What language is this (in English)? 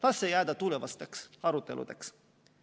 Estonian